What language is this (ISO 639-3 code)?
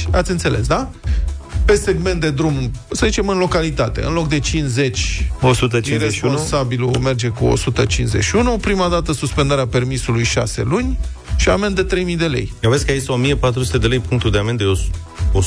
ron